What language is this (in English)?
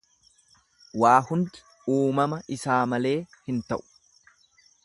Oromo